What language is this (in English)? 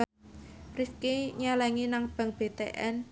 Javanese